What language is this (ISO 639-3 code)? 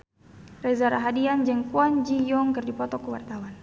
sun